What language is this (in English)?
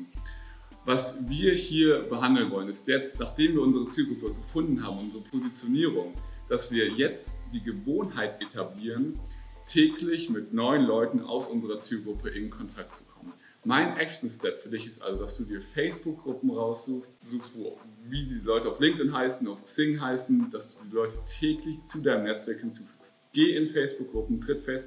German